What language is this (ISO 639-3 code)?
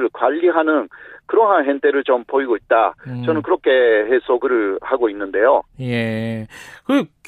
kor